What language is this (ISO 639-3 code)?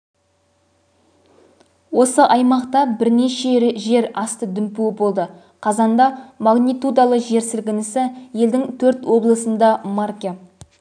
kaz